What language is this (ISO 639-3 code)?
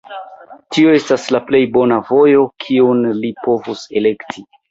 epo